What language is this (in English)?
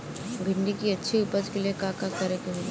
Bhojpuri